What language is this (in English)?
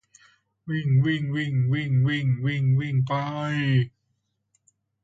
Thai